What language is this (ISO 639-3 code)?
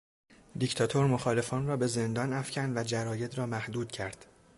fas